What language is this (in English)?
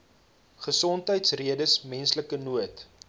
Afrikaans